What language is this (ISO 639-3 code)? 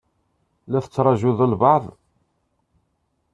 kab